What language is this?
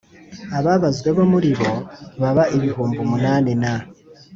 Kinyarwanda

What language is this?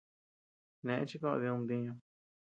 Tepeuxila Cuicatec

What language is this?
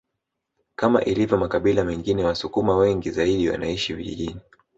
Swahili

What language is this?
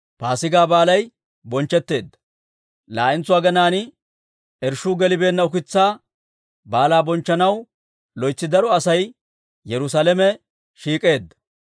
Dawro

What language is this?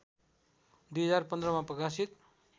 Nepali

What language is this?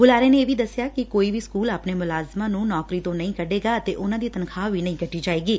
Punjabi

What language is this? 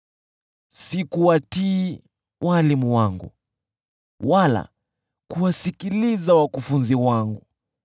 Swahili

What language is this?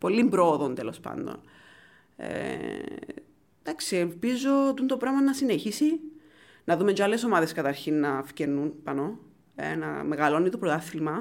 Greek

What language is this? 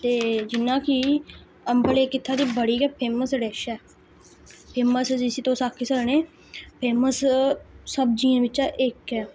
Dogri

